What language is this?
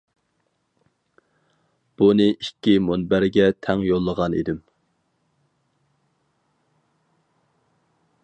Uyghur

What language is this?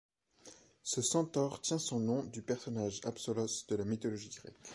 French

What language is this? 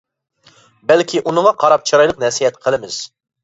Uyghur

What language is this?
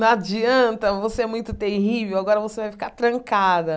Portuguese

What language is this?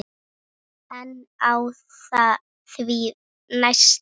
Icelandic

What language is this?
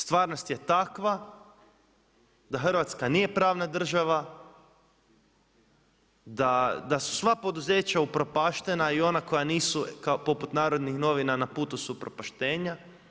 Croatian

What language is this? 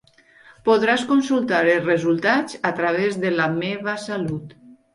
Catalan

